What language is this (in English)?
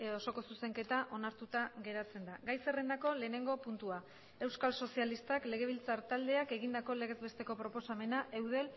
Basque